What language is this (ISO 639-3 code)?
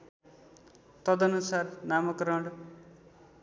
nep